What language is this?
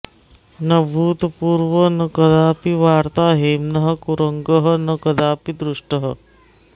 Sanskrit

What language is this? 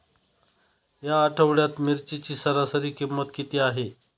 Marathi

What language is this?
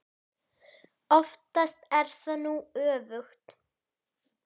Icelandic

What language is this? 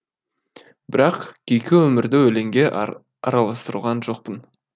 Kazakh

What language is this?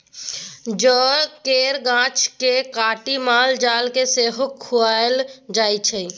Maithili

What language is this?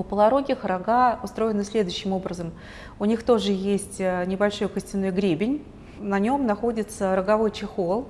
Russian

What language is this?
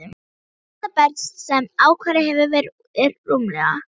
Icelandic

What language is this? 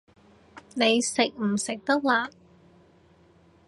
Cantonese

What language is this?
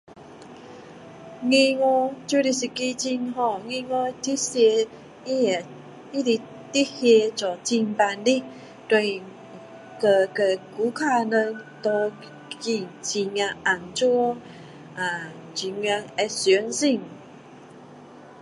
Min Dong Chinese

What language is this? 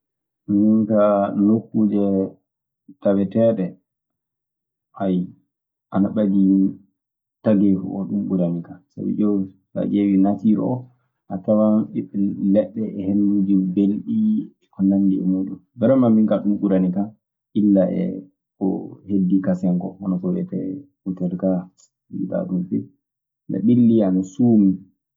Maasina Fulfulde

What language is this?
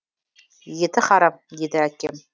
Kazakh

